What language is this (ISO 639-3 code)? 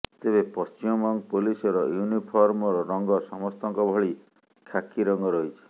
ori